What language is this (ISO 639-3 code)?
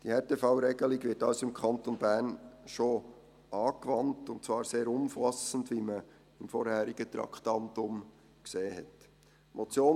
gsw